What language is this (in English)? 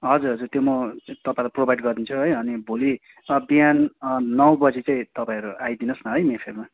Nepali